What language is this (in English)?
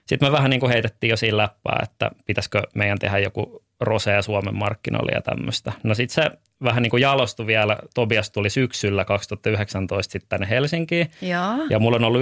Finnish